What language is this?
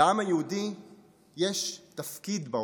Hebrew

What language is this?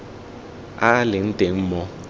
Tswana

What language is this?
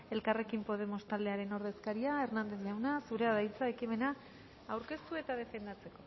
Basque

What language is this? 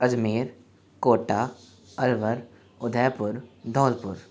Hindi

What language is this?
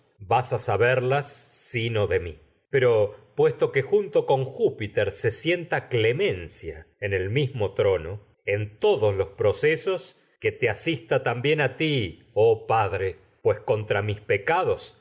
Spanish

